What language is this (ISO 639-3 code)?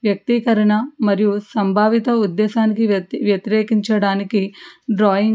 tel